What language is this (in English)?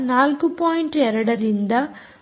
Kannada